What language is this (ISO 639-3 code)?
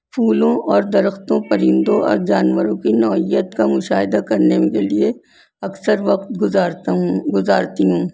urd